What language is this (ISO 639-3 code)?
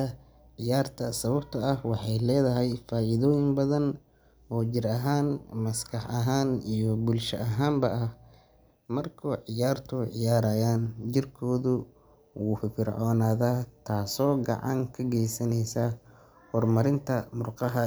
som